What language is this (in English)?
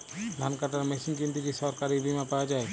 Bangla